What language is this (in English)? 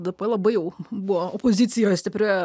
Lithuanian